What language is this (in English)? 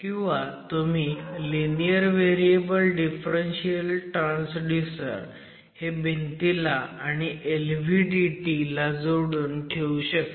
Marathi